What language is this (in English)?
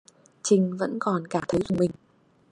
Vietnamese